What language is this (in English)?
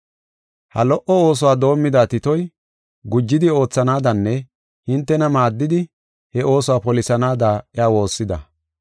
Gofa